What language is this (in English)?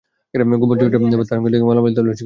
Bangla